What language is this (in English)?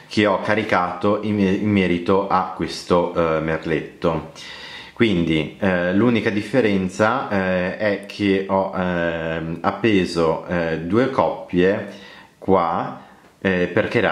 Italian